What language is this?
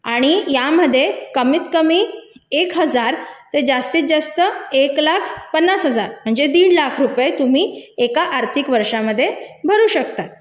Marathi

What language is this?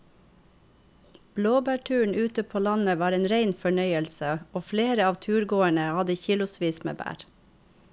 Norwegian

